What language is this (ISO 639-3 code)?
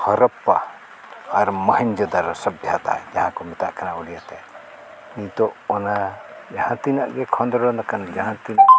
sat